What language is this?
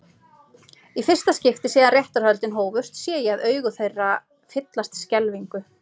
Icelandic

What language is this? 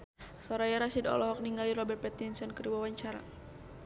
Sundanese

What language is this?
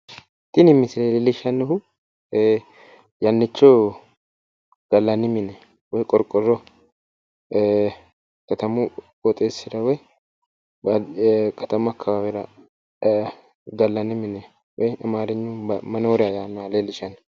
Sidamo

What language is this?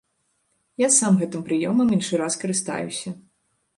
Belarusian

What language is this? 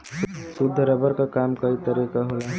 Bhojpuri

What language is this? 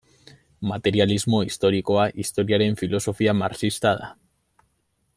Basque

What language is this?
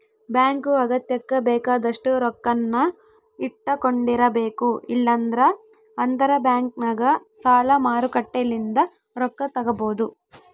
Kannada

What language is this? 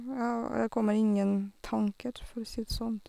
Norwegian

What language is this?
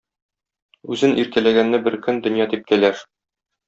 Tatar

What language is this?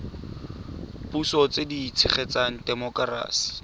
Tswana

